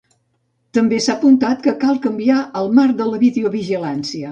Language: Catalan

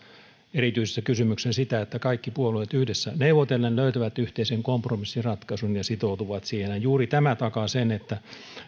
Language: Finnish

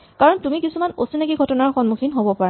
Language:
Assamese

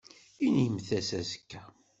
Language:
Kabyle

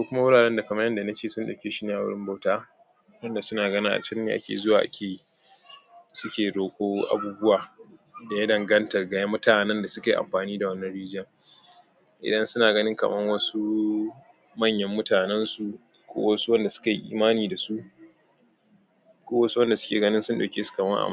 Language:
Hausa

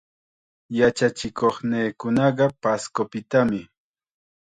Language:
Chiquián Ancash Quechua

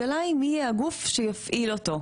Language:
Hebrew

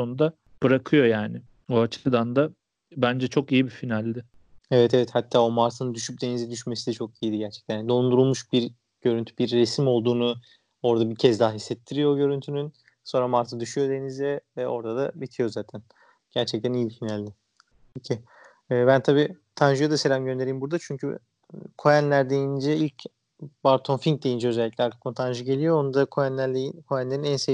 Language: Turkish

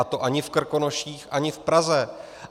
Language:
Czech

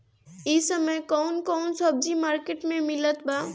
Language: Bhojpuri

